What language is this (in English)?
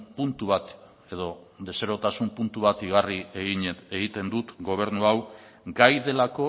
Basque